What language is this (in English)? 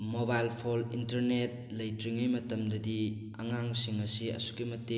Manipuri